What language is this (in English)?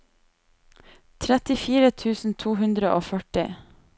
Norwegian